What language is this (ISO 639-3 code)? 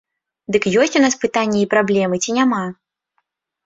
bel